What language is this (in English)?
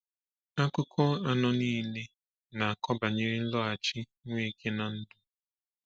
Igbo